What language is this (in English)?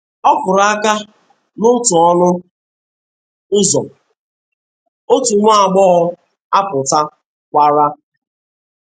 Igbo